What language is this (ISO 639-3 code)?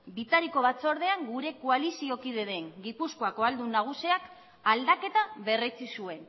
eus